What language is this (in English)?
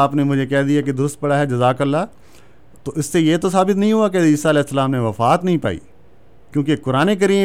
Urdu